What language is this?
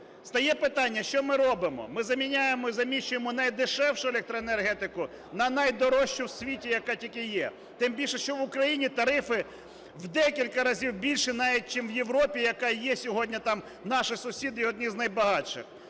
Ukrainian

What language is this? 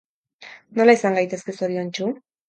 Basque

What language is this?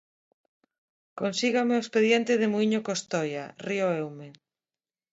Galician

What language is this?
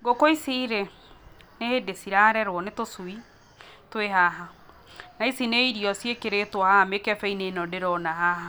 Kikuyu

